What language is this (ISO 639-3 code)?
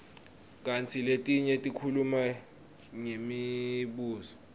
ssw